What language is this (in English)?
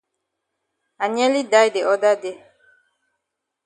Cameroon Pidgin